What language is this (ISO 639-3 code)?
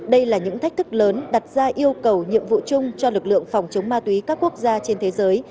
vie